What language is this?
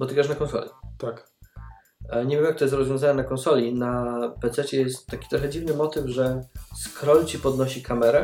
Polish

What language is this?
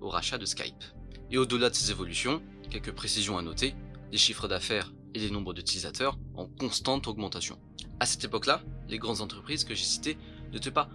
French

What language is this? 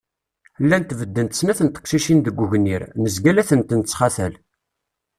Kabyle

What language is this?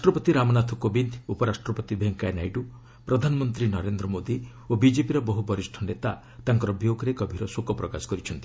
Odia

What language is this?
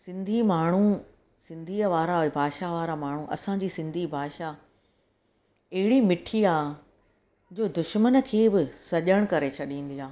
Sindhi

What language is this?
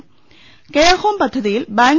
Malayalam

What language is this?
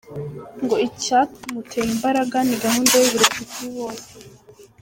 Kinyarwanda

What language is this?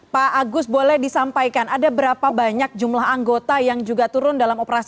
Indonesian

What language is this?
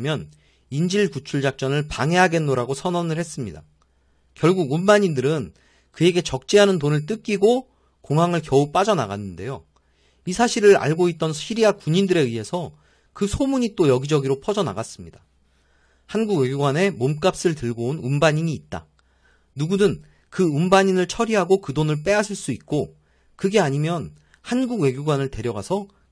Korean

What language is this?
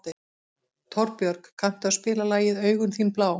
Icelandic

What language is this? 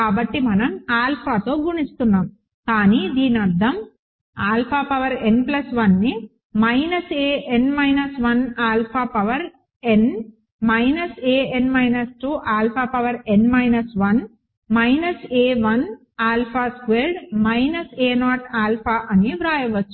Telugu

